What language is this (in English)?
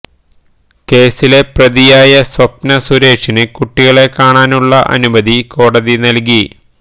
Malayalam